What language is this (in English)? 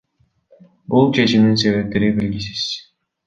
Kyrgyz